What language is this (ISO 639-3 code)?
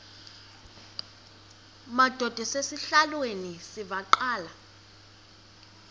xho